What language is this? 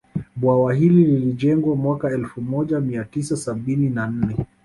Swahili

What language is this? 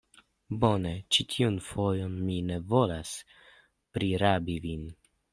Esperanto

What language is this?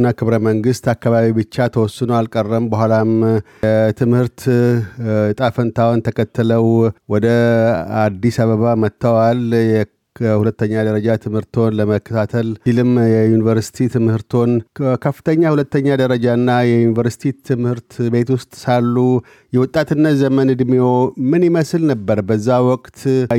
Amharic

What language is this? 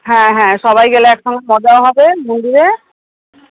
Bangla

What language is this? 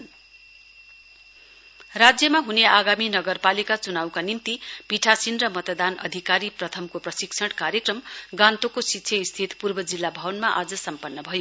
Nepali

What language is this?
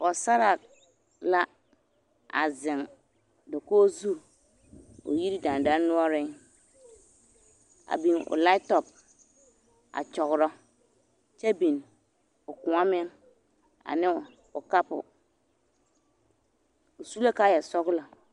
Southern Dagaare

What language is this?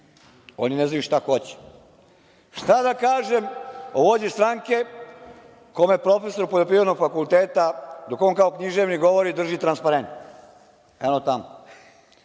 Serbian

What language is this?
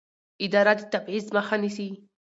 Pashto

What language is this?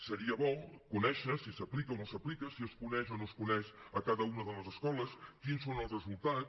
Catalan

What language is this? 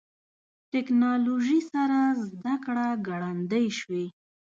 Pashto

